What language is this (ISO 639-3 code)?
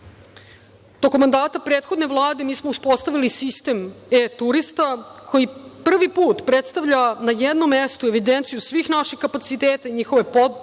srp